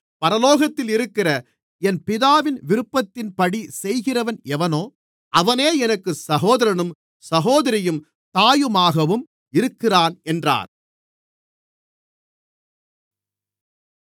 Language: Tamil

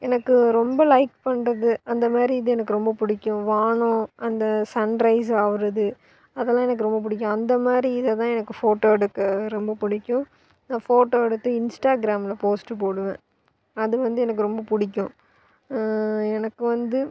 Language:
Tamil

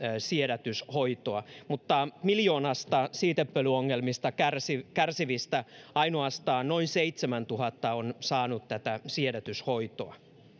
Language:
Finnish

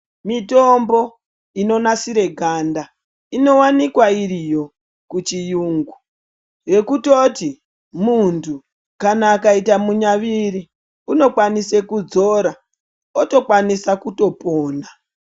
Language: Ndau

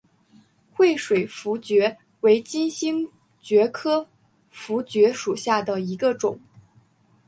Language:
Chinese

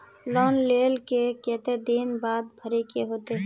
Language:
Magahi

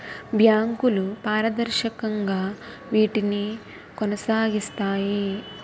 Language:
Telugu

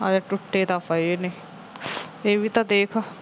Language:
Punjabi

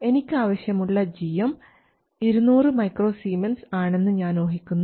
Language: Malayalam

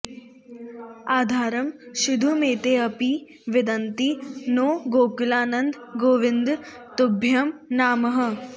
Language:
Sanskrit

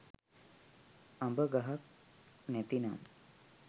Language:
Sinhala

